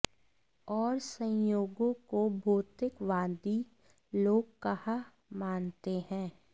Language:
Hindi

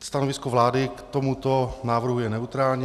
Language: Czech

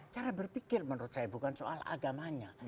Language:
Indonesian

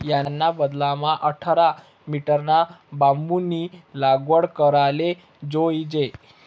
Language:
Marathi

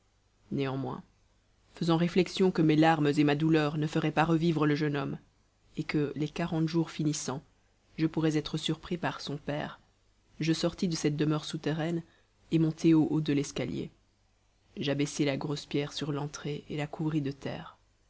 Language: French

